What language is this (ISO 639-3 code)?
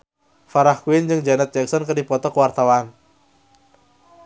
sun